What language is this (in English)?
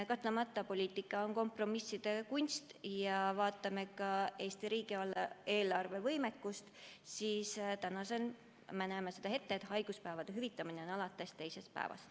Estonian